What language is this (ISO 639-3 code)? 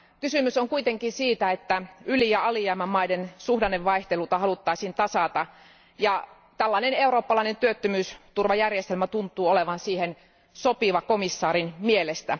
fin